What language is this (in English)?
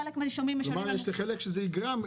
Hebrew